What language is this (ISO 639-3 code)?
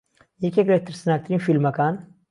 ckb